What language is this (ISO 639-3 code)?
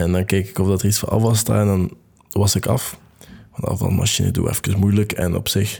nld